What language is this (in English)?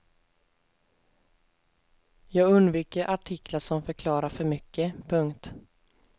Swedish